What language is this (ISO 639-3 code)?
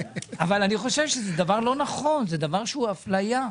heb